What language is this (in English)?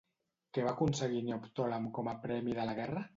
Catalan